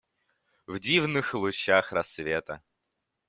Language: Russian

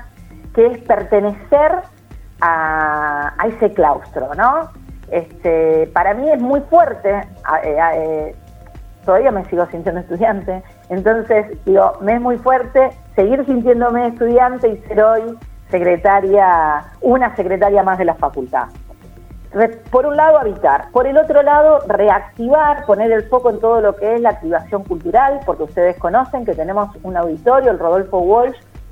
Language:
Spanish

